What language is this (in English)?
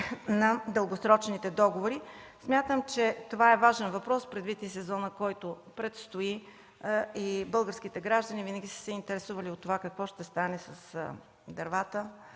Bulgarian